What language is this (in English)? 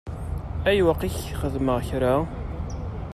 Kabyle